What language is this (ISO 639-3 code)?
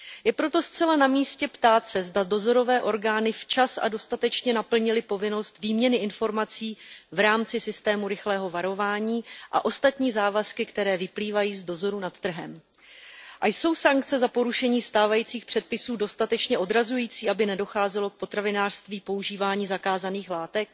ces